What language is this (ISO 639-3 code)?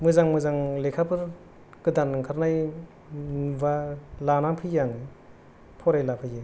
brx